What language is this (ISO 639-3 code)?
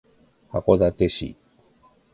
jpn